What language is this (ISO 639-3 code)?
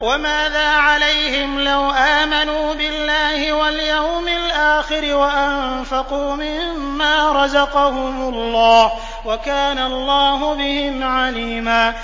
ara